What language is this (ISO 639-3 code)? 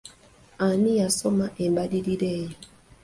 lug